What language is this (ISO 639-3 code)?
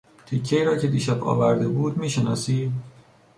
fas